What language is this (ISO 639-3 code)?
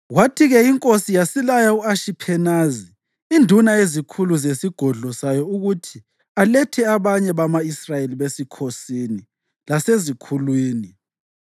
nde